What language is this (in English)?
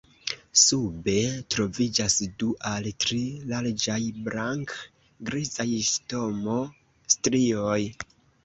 Esperanto